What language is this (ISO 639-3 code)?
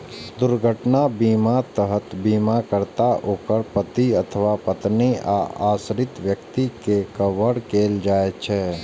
mai